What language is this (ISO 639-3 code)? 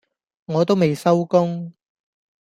yue